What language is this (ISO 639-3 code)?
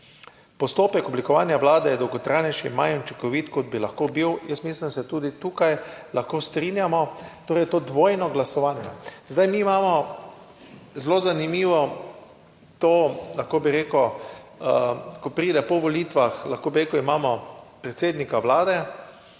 slv